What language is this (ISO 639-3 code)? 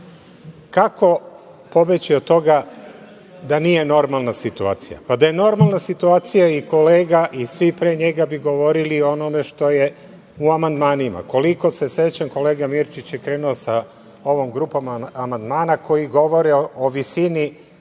srp